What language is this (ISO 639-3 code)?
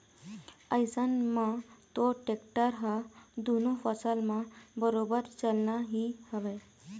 hne